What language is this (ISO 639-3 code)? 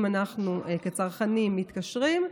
heb